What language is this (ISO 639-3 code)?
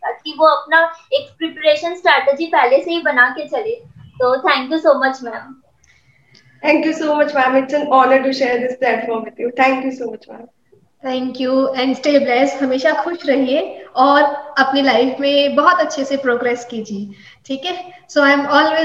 hin